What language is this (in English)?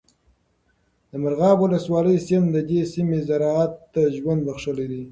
Pashto